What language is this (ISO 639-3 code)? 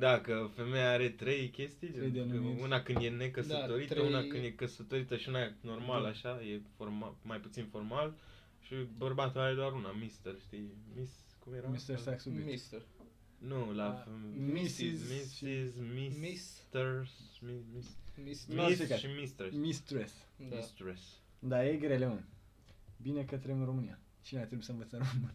ron